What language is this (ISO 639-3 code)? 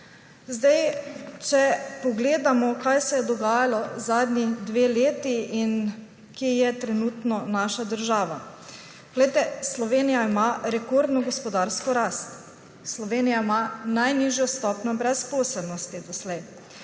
slv